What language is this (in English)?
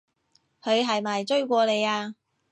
Cantonese